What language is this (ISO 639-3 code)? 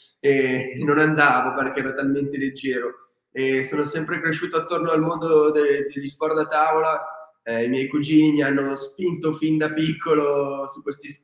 ita